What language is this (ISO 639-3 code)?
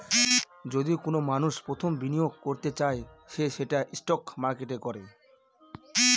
ben